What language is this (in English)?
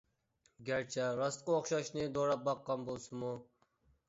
Uyghur